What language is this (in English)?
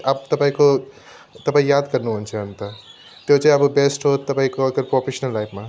Nepali